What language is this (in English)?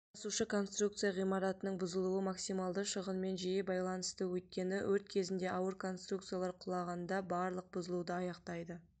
Kazakh